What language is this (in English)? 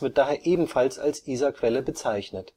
German